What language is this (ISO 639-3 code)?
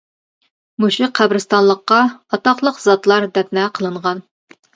uig